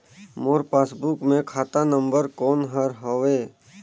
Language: Chhattisgarhi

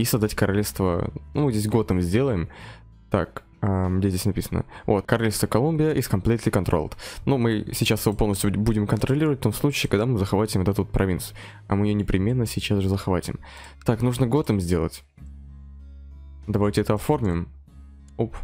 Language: Russian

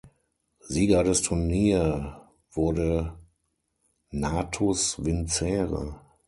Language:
German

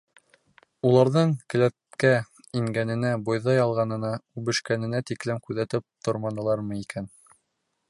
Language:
Bashkir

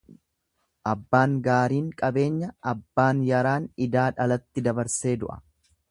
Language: Oromo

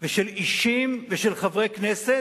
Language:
Hebrew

